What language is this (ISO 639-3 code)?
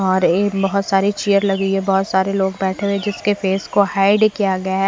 hin